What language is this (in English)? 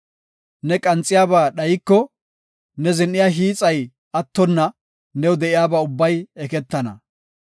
Gofa